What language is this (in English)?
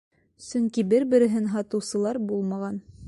Bashkir